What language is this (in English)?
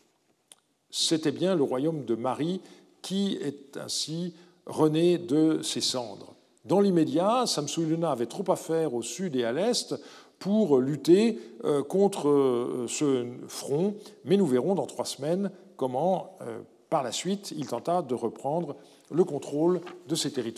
French